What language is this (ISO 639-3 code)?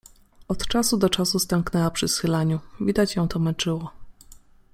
pol